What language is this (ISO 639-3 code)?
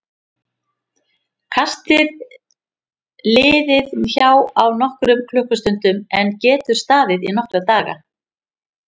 isl